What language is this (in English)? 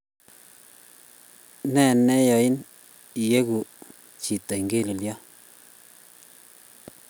Kalenjin